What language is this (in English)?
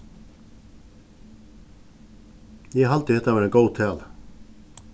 Faroese